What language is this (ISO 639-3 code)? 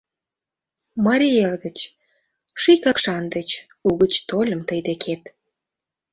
chm